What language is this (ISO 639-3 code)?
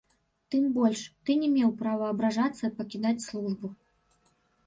bel